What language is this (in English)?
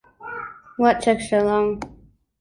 English